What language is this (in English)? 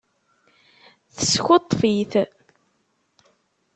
Kabyle